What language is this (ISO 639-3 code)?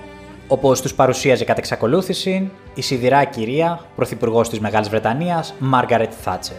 ell